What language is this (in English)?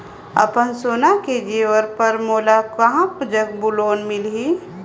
Chhattisgarhi